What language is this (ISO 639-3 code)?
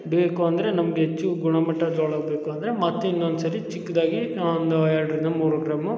kan